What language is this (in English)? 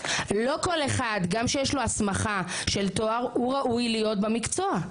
Hebrew